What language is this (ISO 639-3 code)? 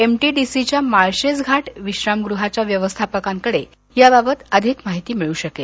mar